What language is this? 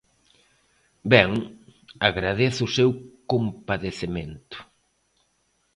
Galician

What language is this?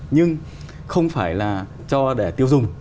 Vietnamese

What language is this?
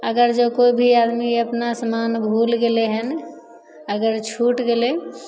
Maithili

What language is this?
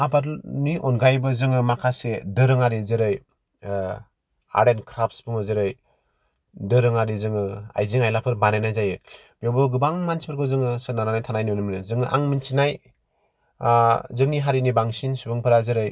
Bodo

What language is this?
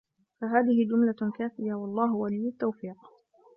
Arabic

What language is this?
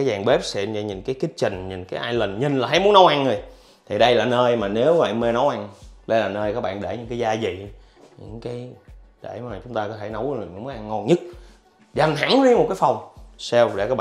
Vietnamese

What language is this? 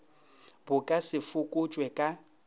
Northern Sotho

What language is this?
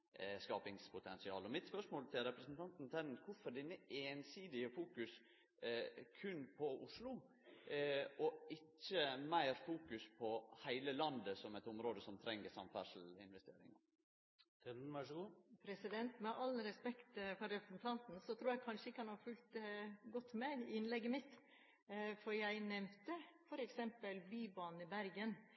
Norwegian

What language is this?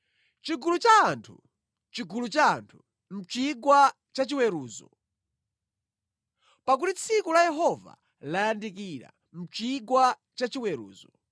Nyanja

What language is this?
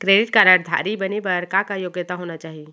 Chhattisgarhi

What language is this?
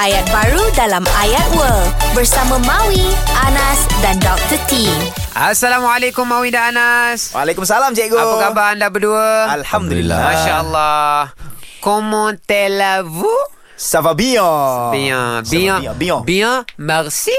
Malay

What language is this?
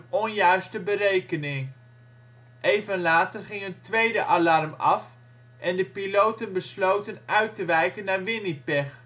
Dutch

